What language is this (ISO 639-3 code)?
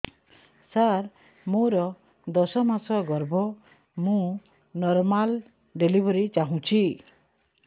ori